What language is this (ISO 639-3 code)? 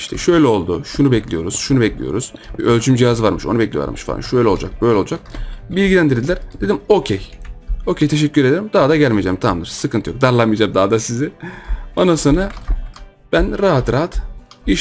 tur